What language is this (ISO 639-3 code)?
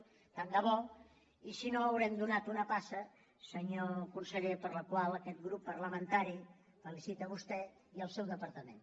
cat